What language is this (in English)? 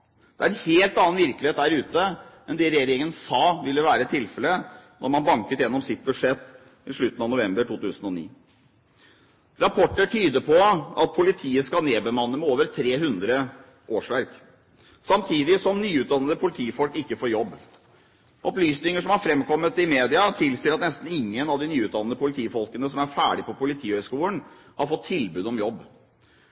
Norwegian Bokmål